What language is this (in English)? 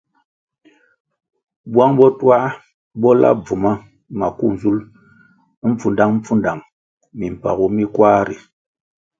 Kwasio